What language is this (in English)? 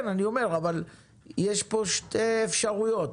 Hebrew